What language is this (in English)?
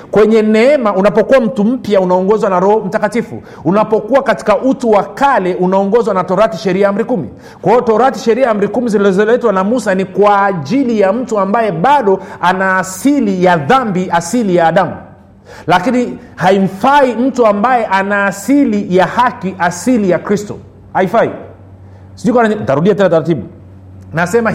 Swahili